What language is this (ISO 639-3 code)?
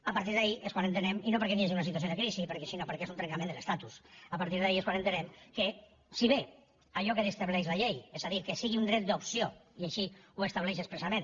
cat